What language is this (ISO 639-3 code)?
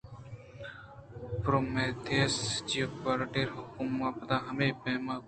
bgp